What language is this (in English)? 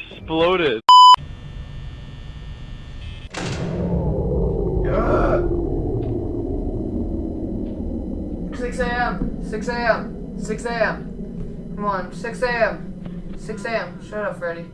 English